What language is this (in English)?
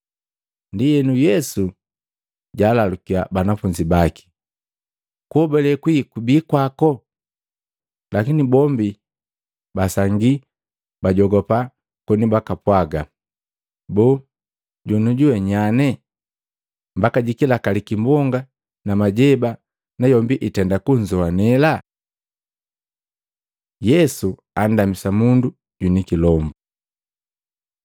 Matengo